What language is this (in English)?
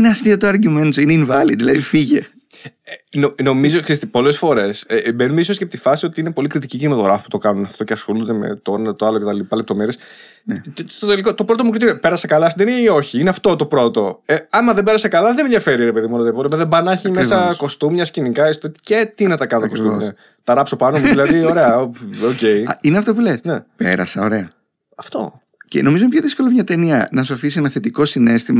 Greek